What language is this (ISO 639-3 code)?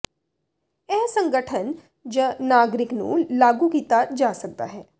pan